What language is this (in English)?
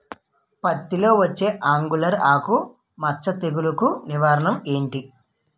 Telugu